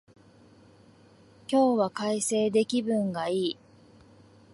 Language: Japanese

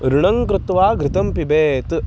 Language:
Sanskrit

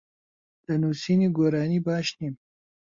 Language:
Central Kurdish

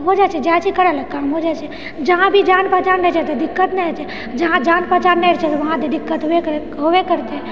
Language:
Maithili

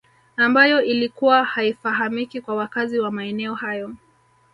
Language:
Swahili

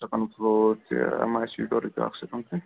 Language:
Kashmiri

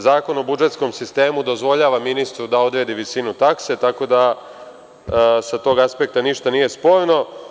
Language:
Serbian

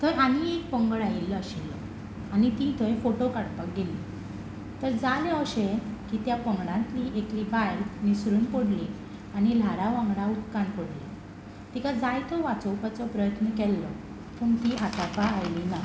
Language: Konkani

